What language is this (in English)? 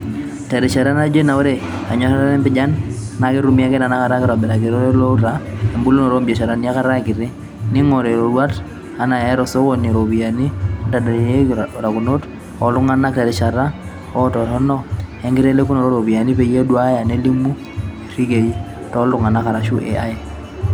Masai